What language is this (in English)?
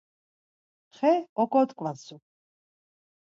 Laz